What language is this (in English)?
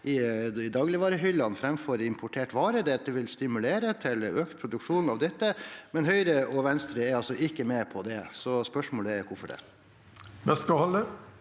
Norwegian